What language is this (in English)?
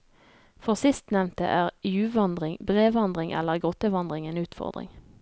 Norwegian